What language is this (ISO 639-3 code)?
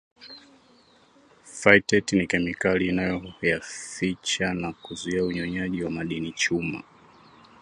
swa